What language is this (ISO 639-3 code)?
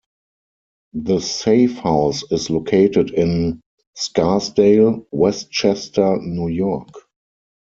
eng